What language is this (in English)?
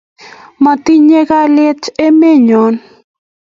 Kalenjin